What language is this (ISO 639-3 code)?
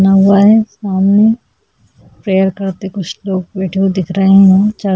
hin